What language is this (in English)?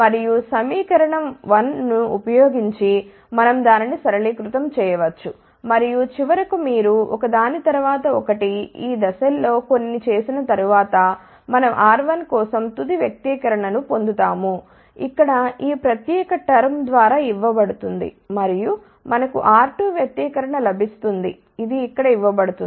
Telugu